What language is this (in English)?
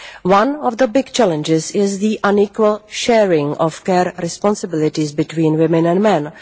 English